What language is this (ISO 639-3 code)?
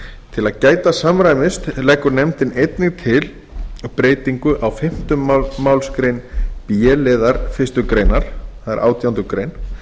isl